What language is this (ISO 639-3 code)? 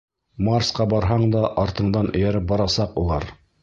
bak